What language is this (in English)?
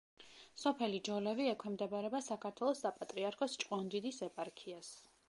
Georgian